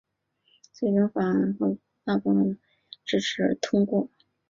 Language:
Chinese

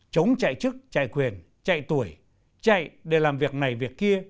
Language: Vietnamese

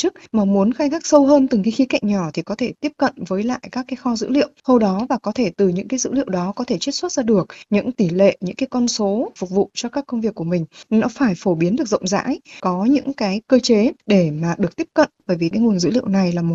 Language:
Vietnamese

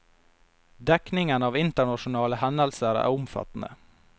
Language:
Norwegian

